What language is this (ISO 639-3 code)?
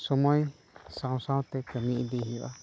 sat